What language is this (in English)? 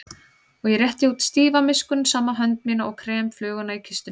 Icelandic